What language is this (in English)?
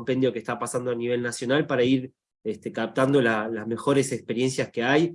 Spanish